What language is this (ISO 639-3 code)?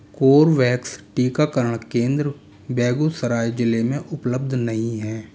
hin